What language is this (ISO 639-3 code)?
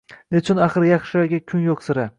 uzb